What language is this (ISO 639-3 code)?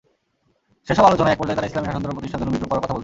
ben